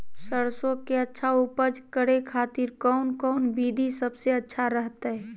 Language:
Magahi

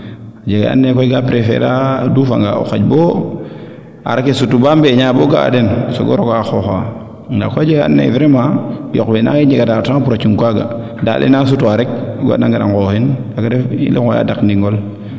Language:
Serer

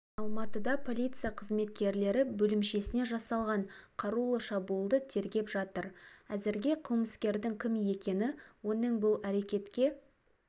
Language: Kazakh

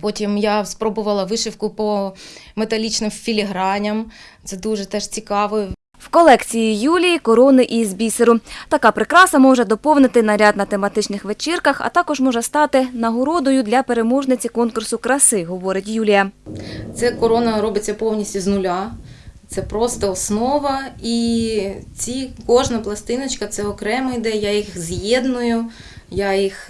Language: Ukrainian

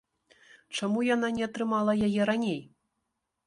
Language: Belarusian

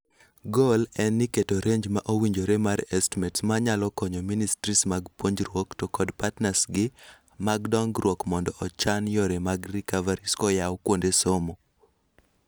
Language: Luo (Kenya and Tanzania)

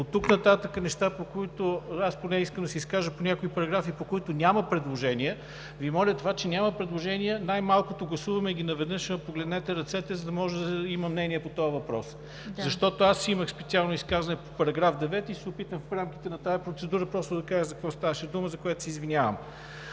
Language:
Bulgarian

